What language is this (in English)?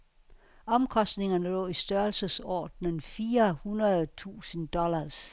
Danish